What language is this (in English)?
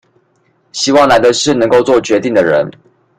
Chinese